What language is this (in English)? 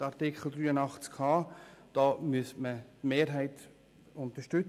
Swiss German